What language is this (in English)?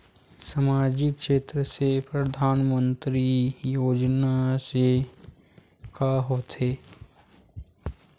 Chhattisgarhi